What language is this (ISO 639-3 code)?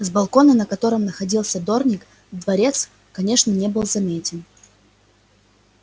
rus